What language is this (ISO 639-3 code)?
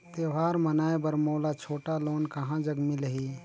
hne